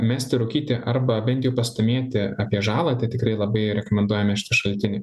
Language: Lithuanian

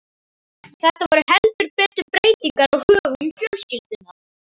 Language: Icelandic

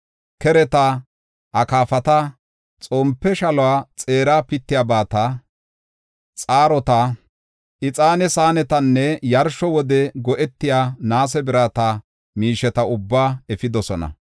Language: Gofa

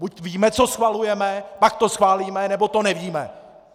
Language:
Czech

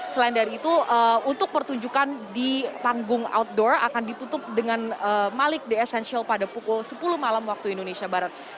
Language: Indonesian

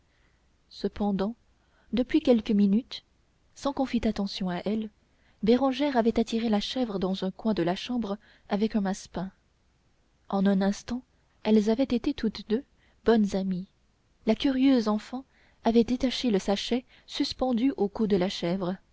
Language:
French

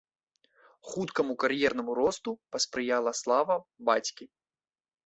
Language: Belarusian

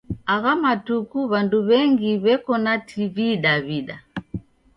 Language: Taita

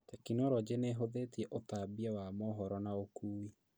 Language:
Kikuyu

